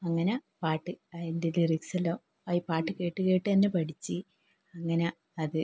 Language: Malayalam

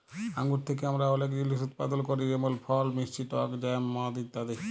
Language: Bangla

